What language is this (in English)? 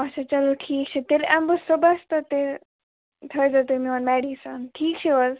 Kashmiri